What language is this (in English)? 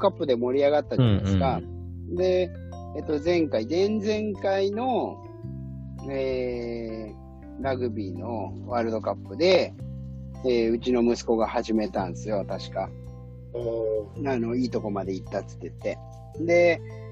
Japanese